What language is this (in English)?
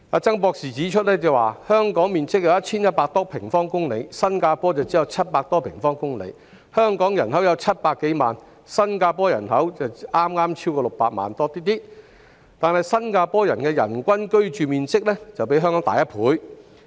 Cantonese